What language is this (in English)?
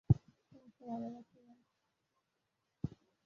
Bangla